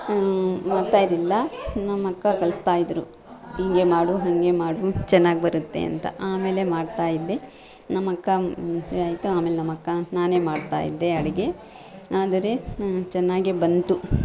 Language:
Kannada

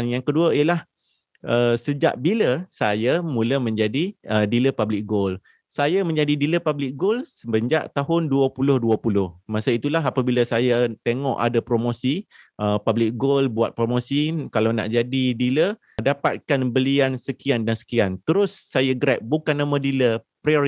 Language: Malay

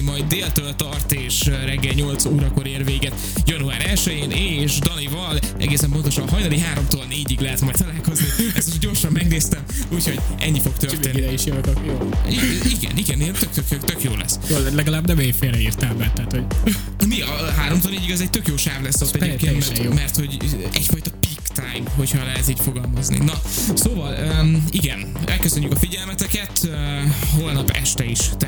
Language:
Hungarian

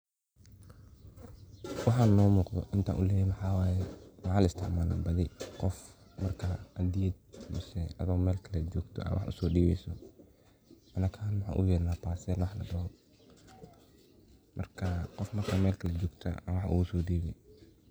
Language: Somali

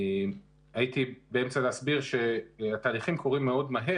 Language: Hebrew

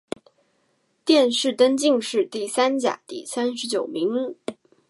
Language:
Chinese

